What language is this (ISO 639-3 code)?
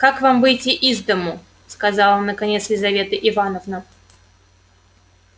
rus